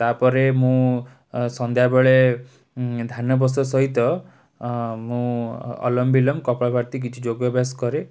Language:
Odia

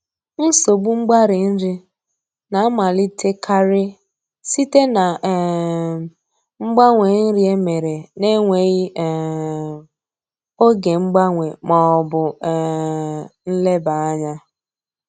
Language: Igbo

